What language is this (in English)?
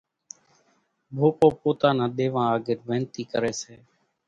Kachi Koli